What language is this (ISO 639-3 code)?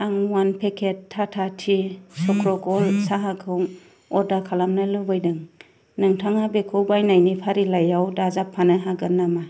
brx